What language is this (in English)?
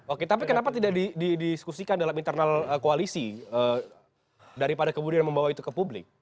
Indonesian